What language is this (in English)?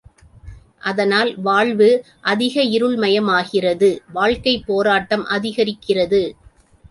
Tamil